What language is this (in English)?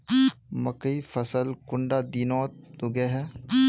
Magahi